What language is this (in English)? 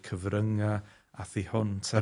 Welsh